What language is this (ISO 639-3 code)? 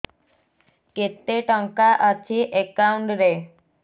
ori